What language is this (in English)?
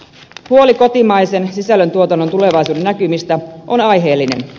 Finnish